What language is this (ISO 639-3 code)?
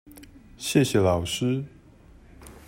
zho